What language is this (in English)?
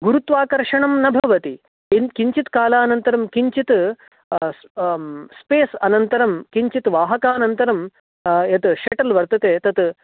Sanskrit